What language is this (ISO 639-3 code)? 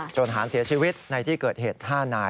tha